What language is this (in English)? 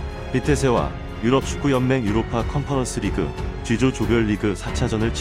Korean